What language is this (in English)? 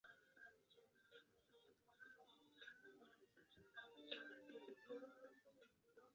Chinese